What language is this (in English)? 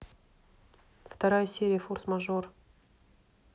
Russian